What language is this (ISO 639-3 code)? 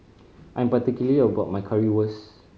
eng